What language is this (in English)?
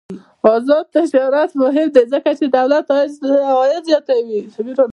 Pashto